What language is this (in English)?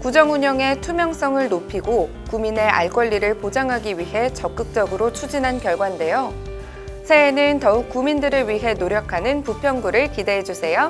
Korean